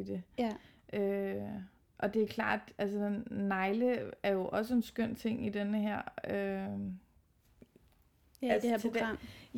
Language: Danish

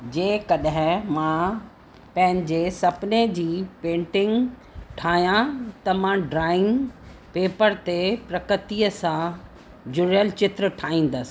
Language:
Sindhi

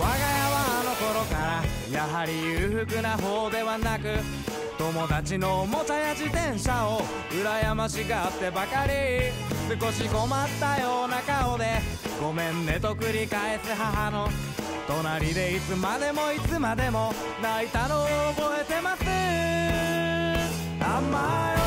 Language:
Japanese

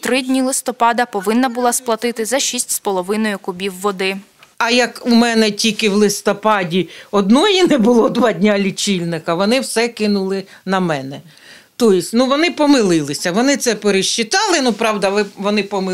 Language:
Ukrainian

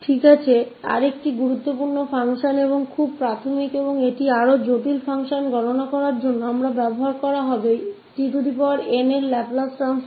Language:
Hindi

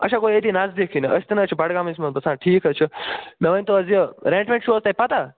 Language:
Kashmiri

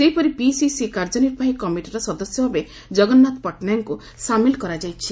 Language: Odia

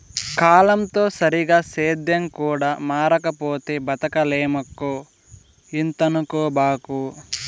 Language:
Telugu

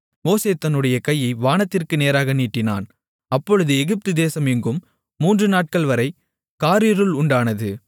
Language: Tamil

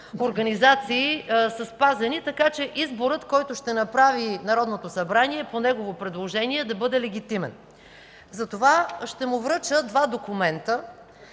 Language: Bulgarian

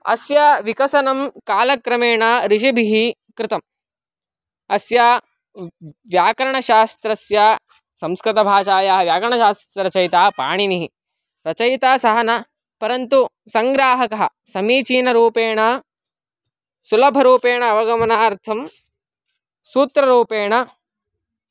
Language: Sanskrit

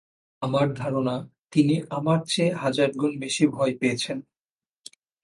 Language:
Bangla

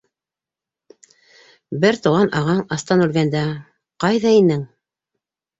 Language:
Bashkir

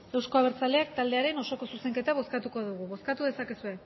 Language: Basque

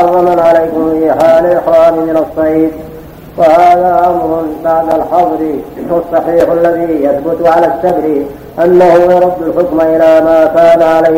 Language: Arabic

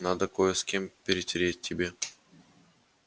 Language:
Russian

